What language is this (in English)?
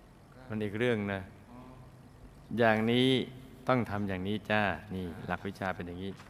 Thai